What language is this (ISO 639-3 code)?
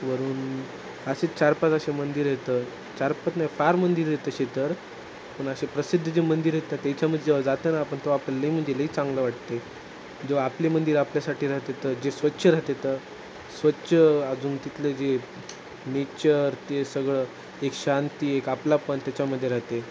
mar